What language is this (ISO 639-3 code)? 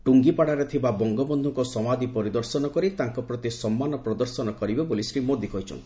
ori